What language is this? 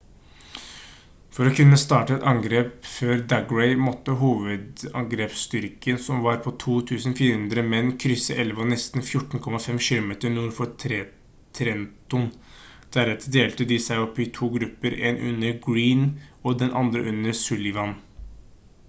Norwegian Bokmål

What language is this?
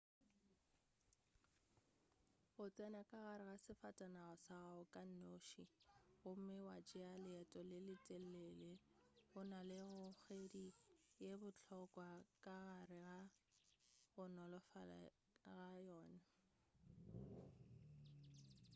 Northern Sotho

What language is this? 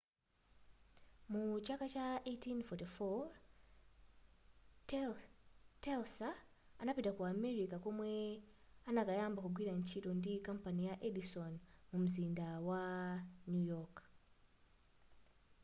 Nyanja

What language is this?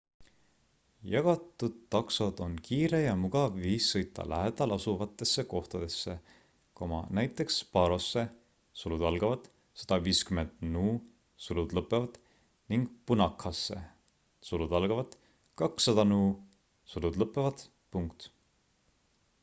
Estonian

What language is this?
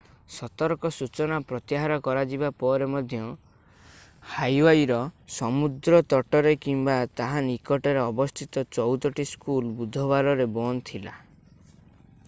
Odia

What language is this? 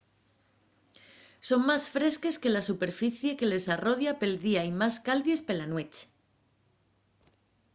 Asturian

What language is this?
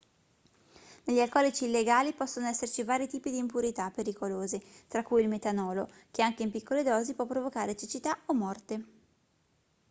Italian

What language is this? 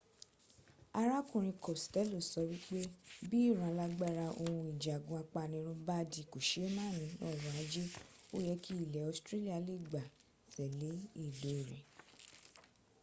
Yoruba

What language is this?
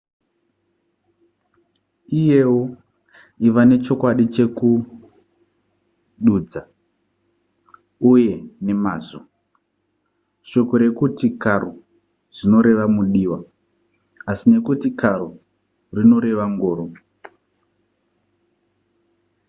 Shona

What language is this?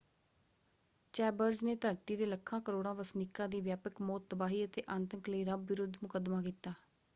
Punjabi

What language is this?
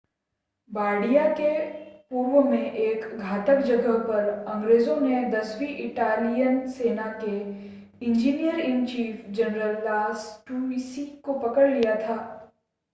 Hindi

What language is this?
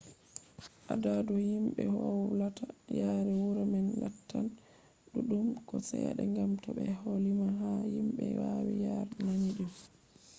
Fula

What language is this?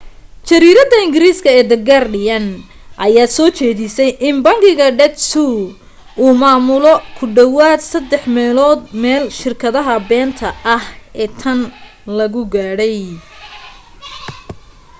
Somali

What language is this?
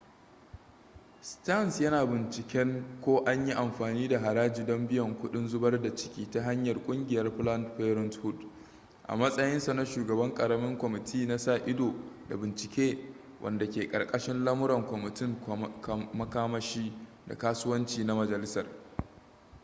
Hausa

